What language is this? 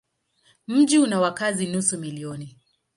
Swahili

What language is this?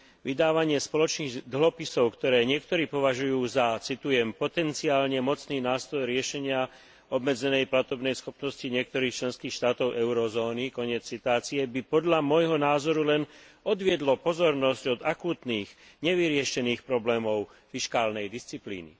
Slovak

